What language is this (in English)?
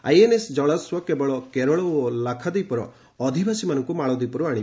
Odia